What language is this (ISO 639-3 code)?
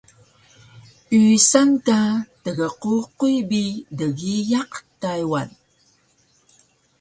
trv